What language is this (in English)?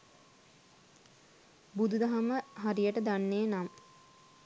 Sinhala